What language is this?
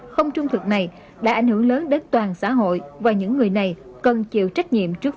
Vietnamese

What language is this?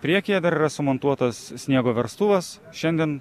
Lithuanian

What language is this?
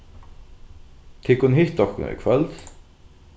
Faroese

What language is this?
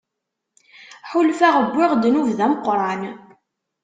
Kabyle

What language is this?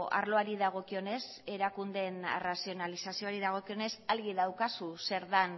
Basque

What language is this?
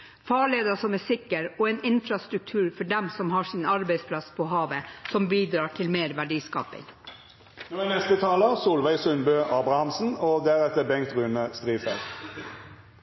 Norwegian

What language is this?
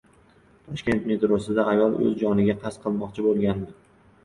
Uzbek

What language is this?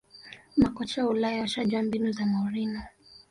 Swahili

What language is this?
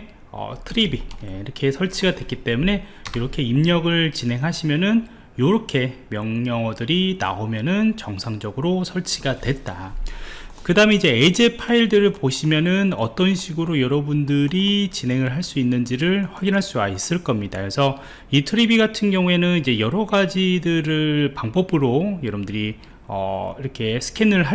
Korean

